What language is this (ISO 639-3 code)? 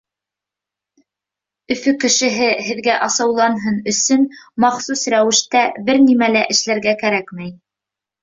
bak